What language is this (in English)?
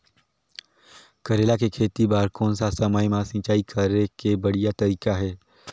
Chhattisgarhi